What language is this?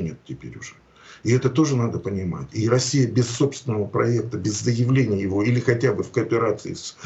Russian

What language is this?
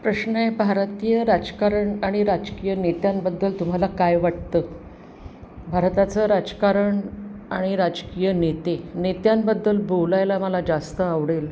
Marathi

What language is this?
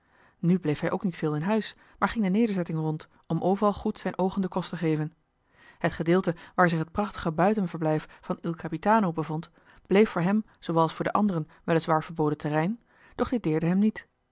Dutch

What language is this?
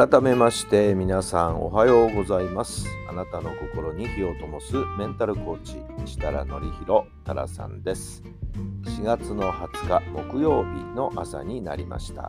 Japanese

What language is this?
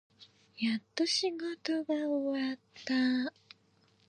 Japanese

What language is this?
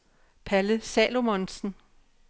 Danish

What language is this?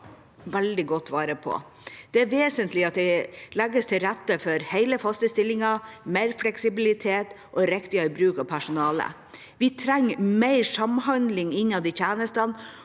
Norwegian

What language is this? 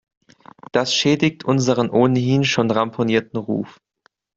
German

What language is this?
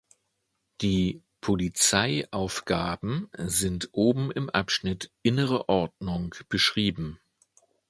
German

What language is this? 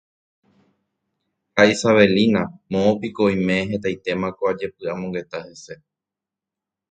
Guarani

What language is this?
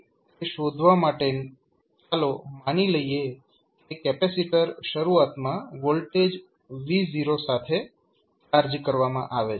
Gujarati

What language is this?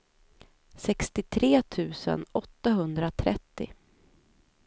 Swedish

